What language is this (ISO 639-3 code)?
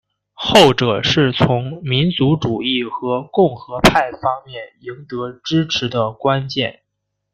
zho